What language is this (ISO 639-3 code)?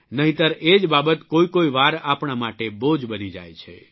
guj